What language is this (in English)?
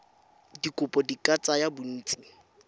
Tswana